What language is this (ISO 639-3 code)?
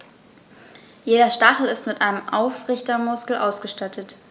deu